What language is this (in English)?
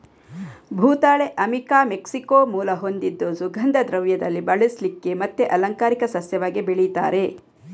Kannada